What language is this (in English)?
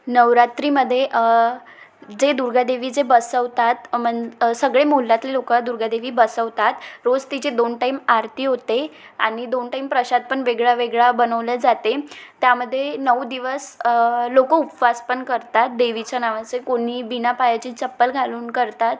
Marathi